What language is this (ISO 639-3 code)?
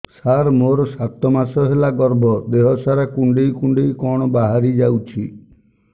ori